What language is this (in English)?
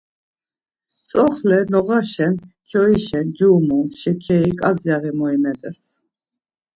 Laz